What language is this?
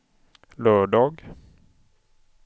Swedish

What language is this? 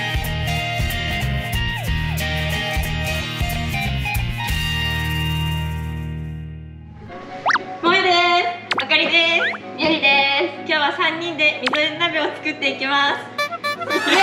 Japanese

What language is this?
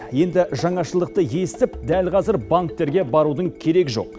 Kazakh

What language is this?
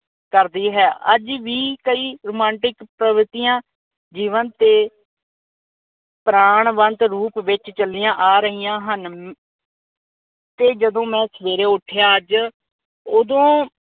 Punjabi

